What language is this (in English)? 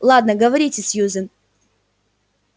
Russian